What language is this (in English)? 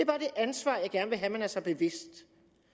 Danish